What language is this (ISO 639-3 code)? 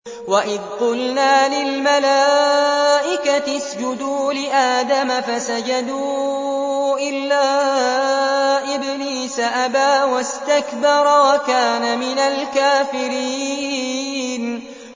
ara